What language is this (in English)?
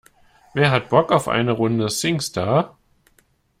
German